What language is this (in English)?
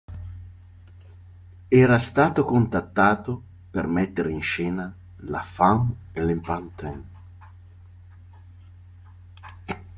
Italian